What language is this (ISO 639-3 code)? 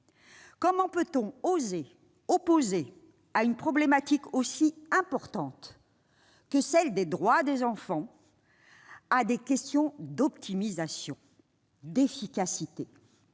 fra